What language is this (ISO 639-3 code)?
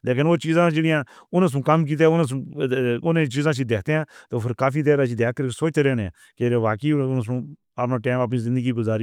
hno